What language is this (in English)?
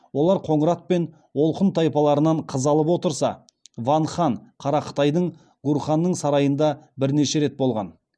Kazakh